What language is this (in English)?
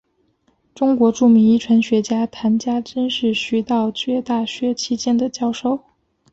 Chinese